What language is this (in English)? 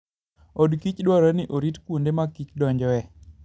Luo (Kenya and Tanzania)